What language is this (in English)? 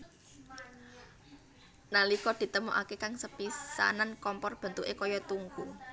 Javanese